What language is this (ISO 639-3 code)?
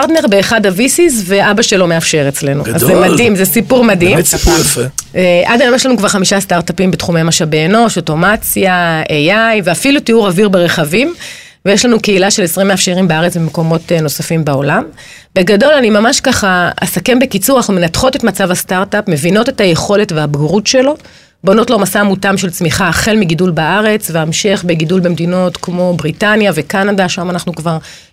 heb